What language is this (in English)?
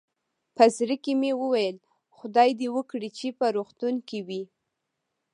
Pashto